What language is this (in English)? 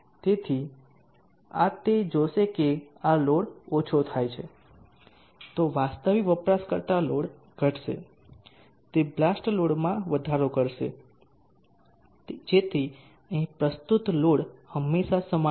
Gujarati